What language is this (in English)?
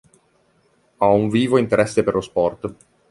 Italian